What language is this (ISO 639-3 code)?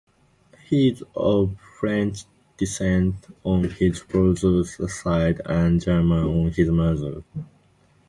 eng